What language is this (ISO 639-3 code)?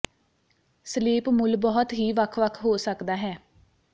pan